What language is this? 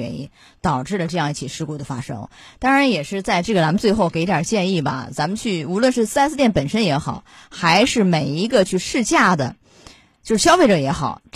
Chinese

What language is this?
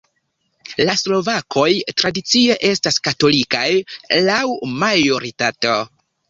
Esperanto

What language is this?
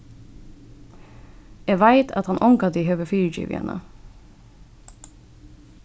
Faroese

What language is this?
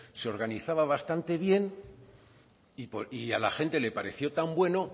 Spanish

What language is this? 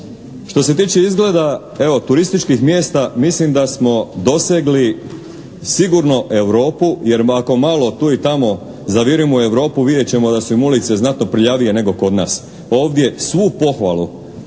Croatian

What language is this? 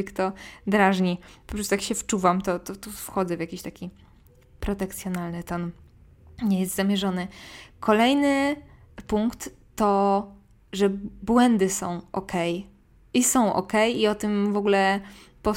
Polish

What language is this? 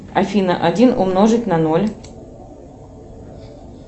Russian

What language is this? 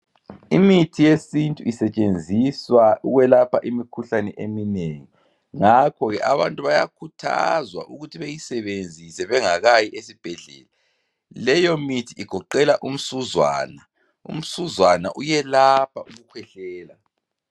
North Ndebele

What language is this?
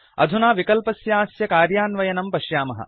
Sanskrit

